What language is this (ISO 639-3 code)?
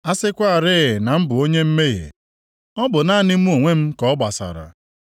ibo